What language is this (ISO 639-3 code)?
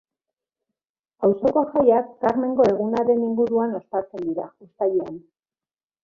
eus